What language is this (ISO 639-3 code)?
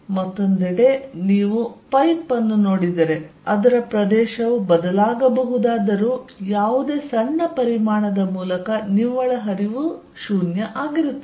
kan